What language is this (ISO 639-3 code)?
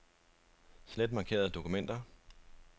dan